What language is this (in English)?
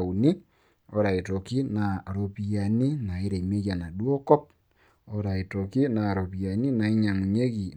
Masai